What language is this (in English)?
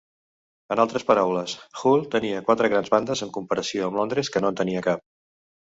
Catalan